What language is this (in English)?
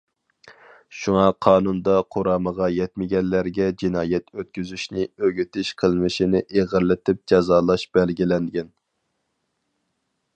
Uyghur